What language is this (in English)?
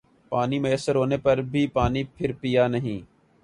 Urdu